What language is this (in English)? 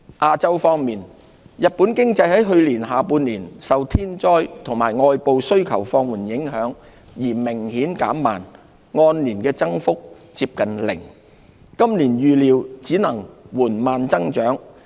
Cantonese